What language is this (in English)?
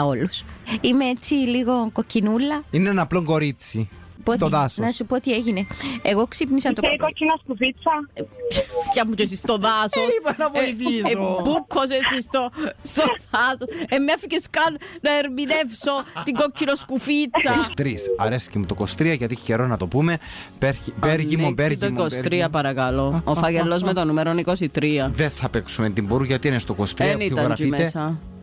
Greek